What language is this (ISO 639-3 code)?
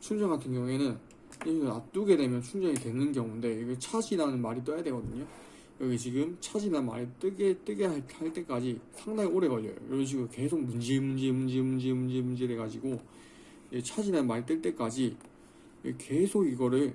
kor